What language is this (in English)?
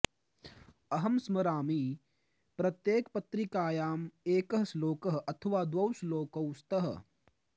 Sanskrit